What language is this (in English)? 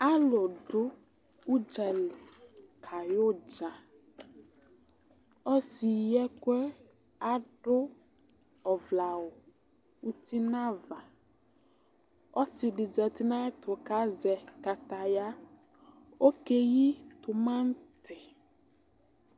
Ikposo